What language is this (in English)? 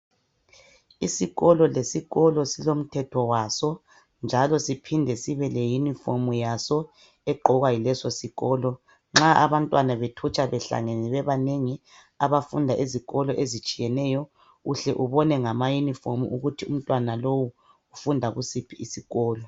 North Ndebele